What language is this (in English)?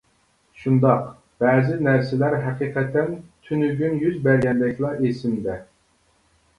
Uyghur